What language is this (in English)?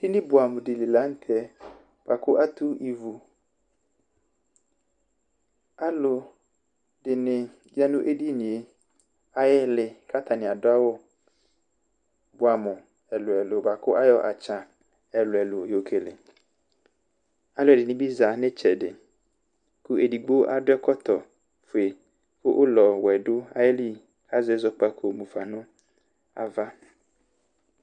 Ikposo